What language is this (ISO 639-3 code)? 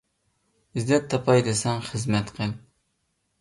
uig